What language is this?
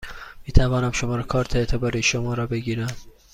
Persian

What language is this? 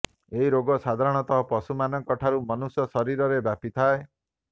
Odia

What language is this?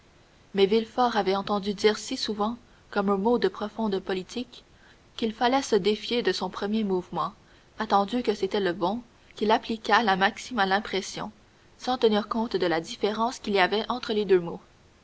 French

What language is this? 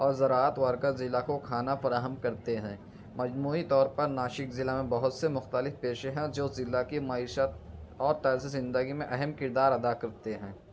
Urdu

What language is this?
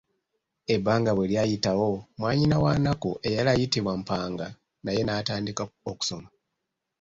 Ganda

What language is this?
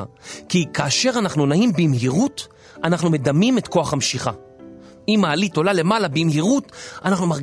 Hebrew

